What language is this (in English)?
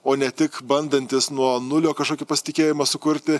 Lithuanian